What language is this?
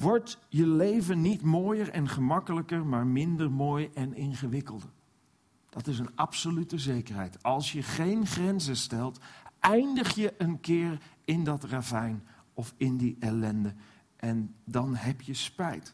Dutch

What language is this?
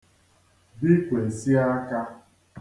Igbo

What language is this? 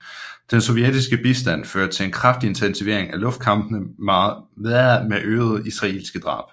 Danish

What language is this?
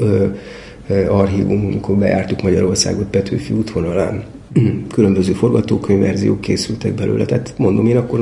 Hungarian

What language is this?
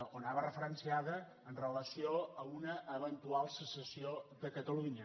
Catalan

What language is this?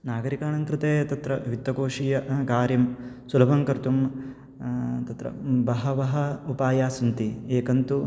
Sanskrit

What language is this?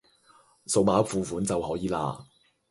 Cantonese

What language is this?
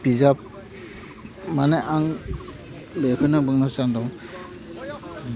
Bodo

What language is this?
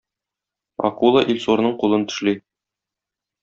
Tatar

